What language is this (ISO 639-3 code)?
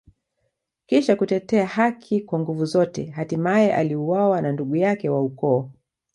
swa